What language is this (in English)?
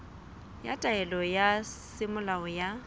Southern Sotho